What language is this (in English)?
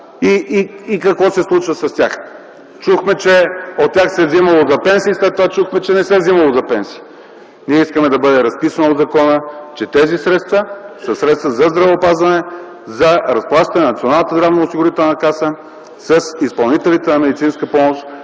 Bulgarian